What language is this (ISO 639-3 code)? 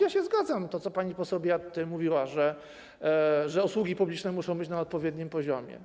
pol